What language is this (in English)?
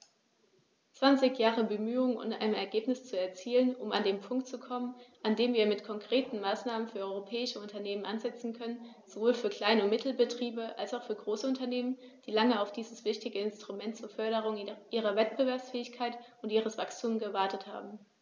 German